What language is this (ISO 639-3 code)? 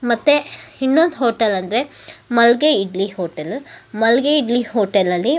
kan